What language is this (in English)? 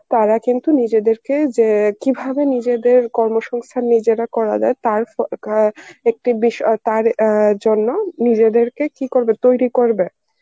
Bangla